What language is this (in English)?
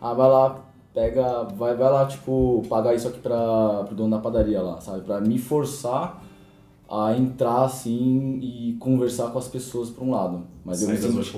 Portuguese